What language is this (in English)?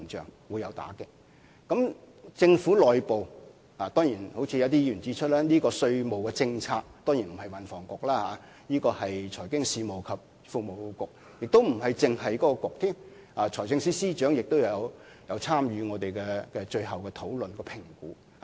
Cantonese